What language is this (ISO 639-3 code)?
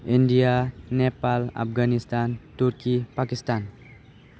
brx